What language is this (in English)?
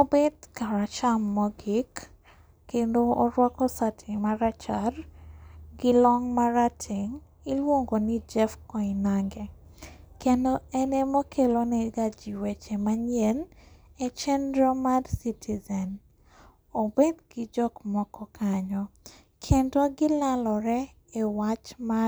Luo (Kenya and Tanzania)